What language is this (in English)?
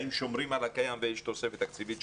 Hebrew